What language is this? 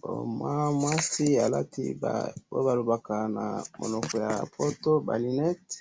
Lingala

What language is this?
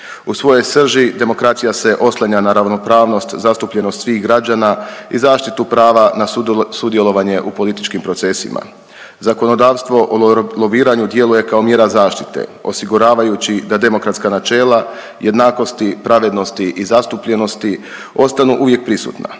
Croatian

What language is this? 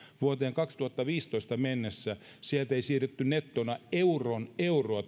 Finnish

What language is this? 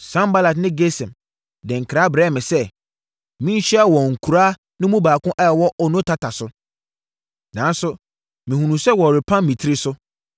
Akan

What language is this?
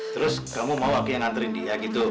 Indonesian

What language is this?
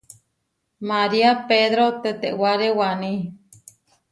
Huarijio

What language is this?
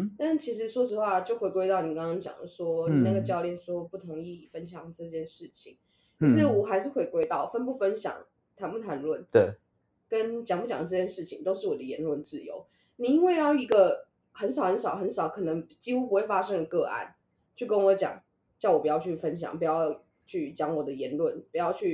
Chinese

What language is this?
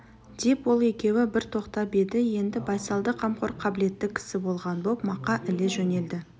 Kazakh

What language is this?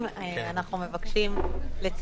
Hebrew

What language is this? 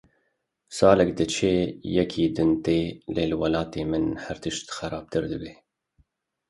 Kurdish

